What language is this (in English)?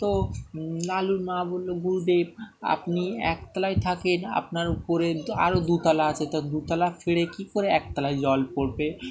Bangla